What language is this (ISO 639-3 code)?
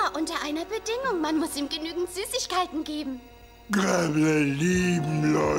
deu